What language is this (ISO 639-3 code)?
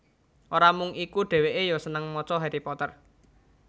jav